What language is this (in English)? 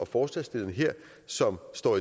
Danish